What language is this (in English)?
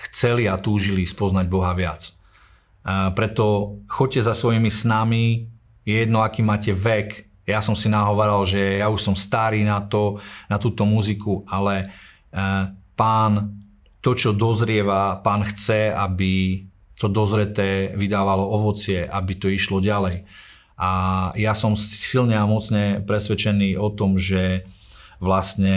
Slovak